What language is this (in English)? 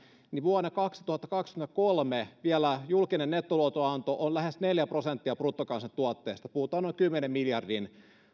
Finnish